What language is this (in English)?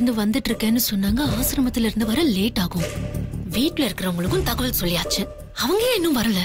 Tamil